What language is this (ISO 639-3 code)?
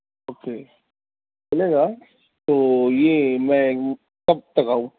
urd